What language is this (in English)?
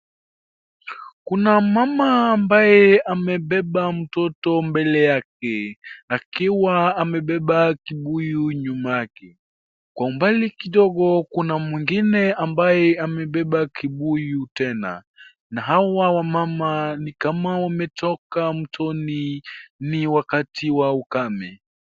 Swahili